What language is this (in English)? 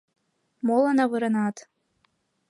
Mari